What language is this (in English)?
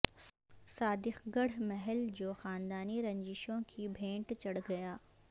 Urdu